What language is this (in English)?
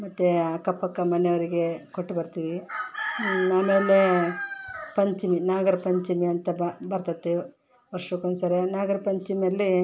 Kannada